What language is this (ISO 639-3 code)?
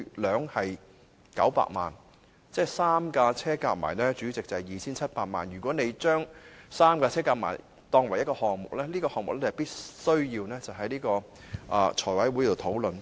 yue